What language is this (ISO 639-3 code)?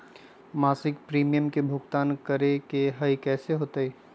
mag